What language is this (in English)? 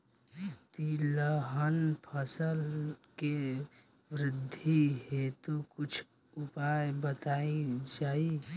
Bhojpuri